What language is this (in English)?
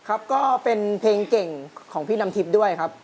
Thai